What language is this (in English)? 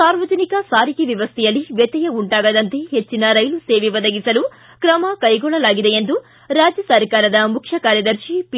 Kannada